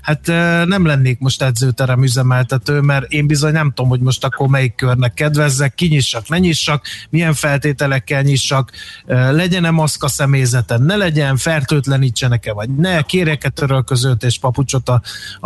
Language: Hungarian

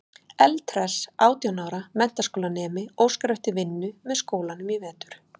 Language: Icelandic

